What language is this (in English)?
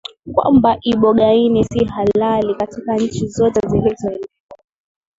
Swahili